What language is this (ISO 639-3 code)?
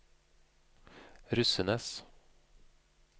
nor